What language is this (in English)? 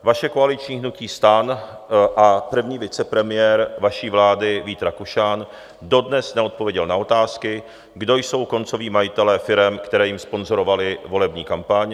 Czech